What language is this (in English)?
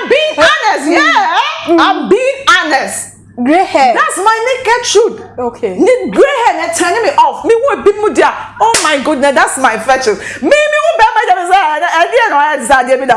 English